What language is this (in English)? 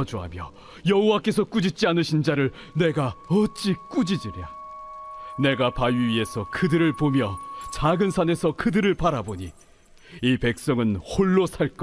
Korean